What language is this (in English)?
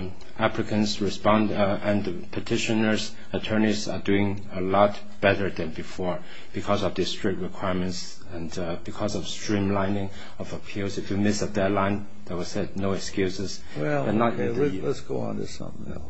English